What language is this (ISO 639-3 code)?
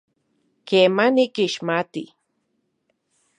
ncx